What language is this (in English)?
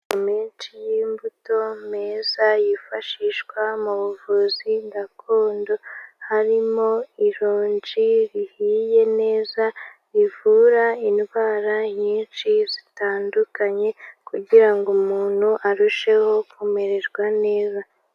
Kinyarwanda